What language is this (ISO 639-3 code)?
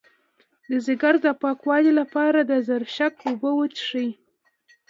pus